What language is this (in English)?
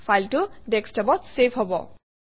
Assamese